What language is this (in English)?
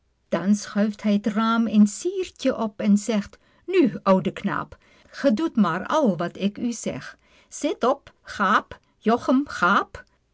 Dutch